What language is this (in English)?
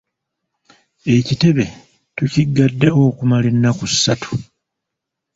Ganda